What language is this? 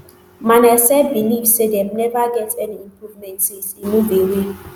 Nigerian Pidgin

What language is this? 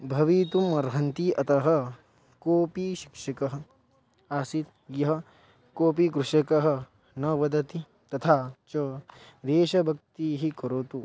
Sanskrit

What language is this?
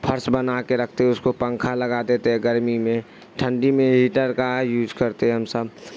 Urdu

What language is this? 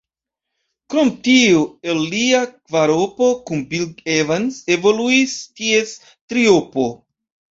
Esperanto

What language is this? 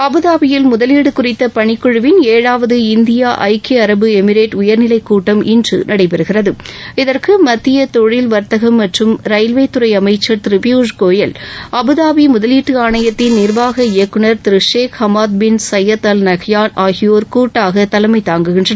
Tamil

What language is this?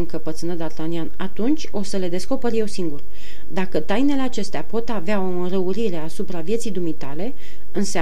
Romanian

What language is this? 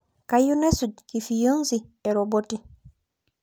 Masai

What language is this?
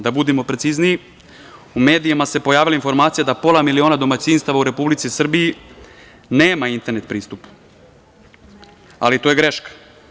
Serbian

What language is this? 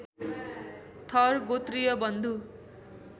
Nepali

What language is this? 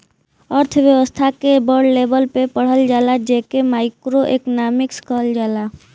Bhojpuri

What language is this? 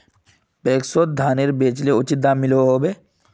Magahi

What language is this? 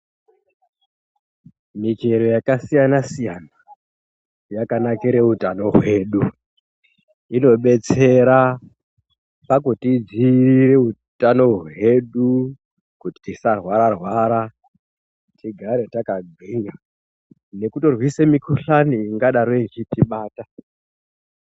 Ndau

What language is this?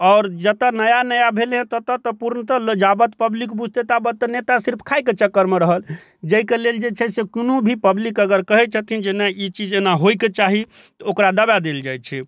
Maithili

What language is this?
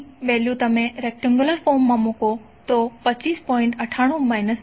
Gujarati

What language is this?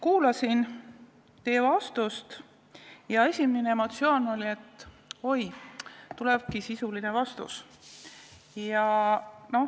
Estonian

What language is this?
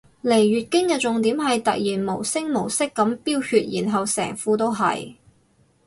Cantonese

